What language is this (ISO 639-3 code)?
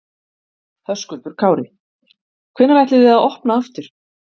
isl